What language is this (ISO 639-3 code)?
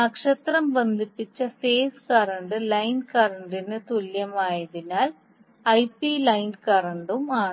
mal